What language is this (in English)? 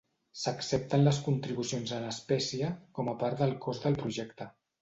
Catalan